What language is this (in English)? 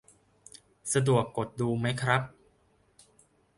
Thai